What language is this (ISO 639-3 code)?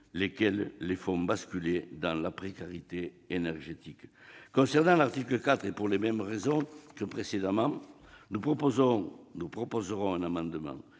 fra